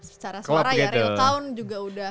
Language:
Indonesian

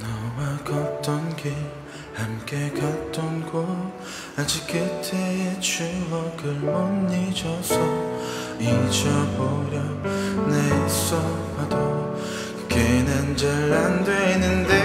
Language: Korean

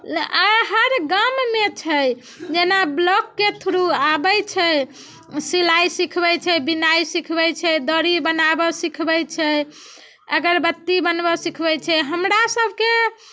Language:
Maithili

